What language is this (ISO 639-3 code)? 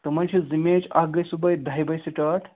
kas